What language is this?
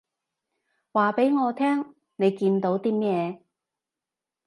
Cantonese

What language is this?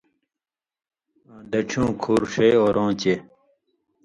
Indus Kohistani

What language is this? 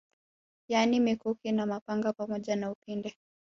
Swahili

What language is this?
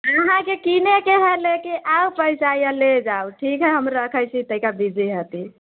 Maithili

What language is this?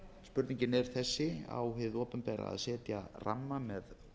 Icelandic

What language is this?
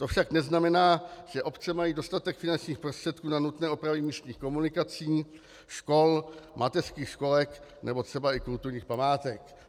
Czech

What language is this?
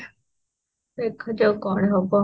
Odia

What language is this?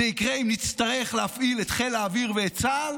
Hebrew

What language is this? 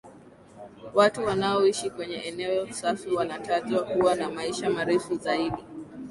Swahili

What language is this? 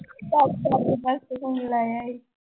Punjabi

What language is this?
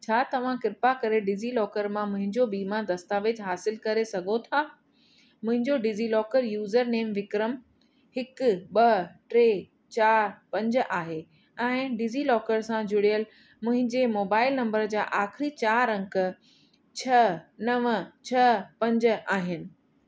Sindhi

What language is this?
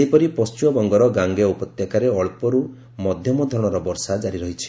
Odia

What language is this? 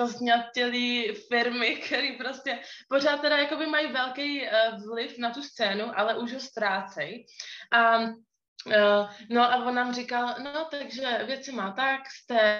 Czech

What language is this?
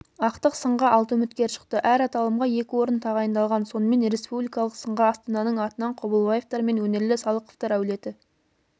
Kazakh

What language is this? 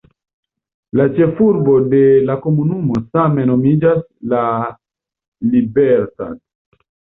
Esperanto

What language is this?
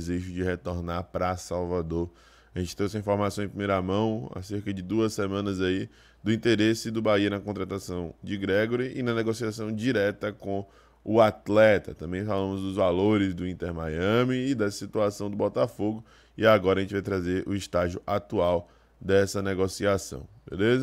Portuguese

